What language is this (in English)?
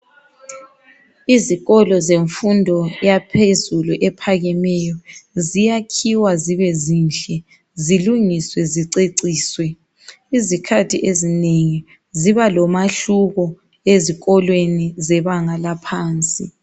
North Ndebele